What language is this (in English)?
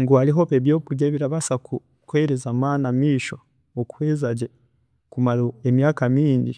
Chiga